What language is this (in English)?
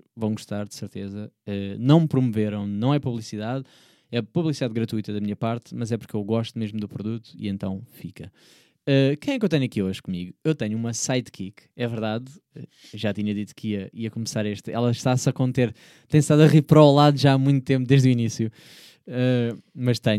Portuguese